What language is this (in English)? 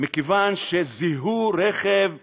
Hebrew